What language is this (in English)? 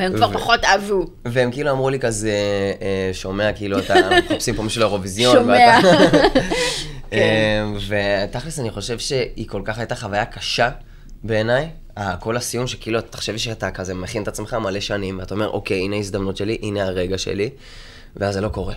Hebrew